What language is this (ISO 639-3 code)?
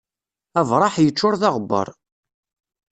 kab